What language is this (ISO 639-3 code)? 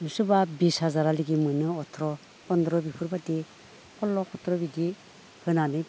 brx